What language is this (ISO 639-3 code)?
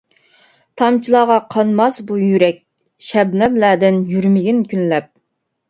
uig